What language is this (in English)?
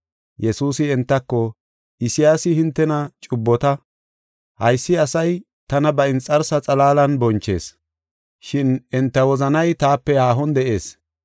Gofa